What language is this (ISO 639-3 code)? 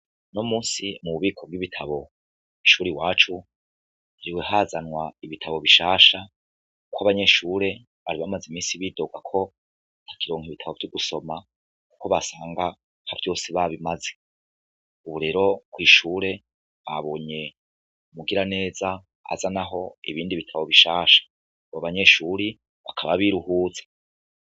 run